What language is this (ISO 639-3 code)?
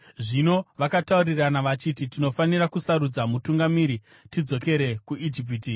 sna